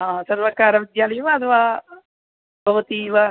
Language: Sanskrit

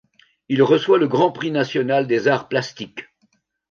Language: French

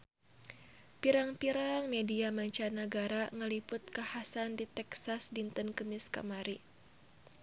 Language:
Sundanese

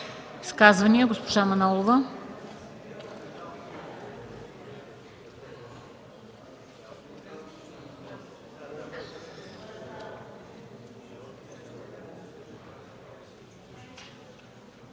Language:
Bulgarian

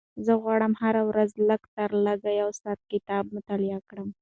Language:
Pashto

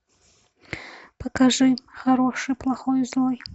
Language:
Russian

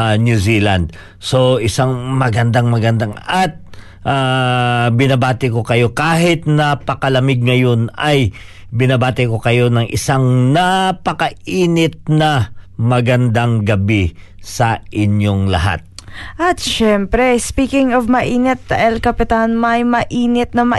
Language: Filipino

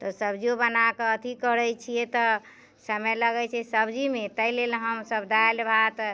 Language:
Maithili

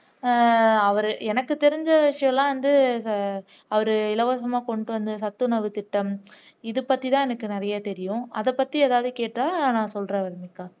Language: Tamil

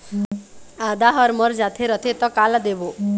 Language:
Chhattisgarhi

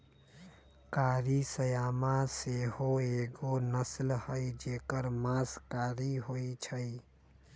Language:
Magahi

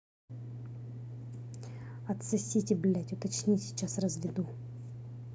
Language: Russian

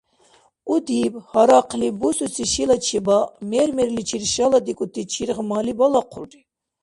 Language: Dargwa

